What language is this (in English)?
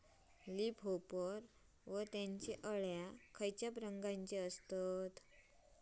Marathi